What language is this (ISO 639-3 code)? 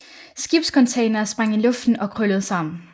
dan